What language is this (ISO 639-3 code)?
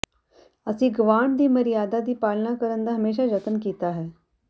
pan